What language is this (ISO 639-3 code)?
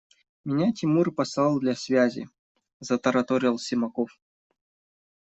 rus